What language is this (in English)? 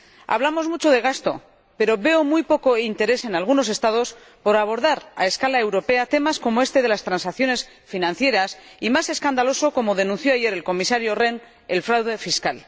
Spanish